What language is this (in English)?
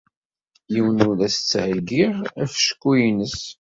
Kabyle